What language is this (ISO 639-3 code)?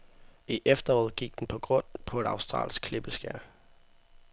dan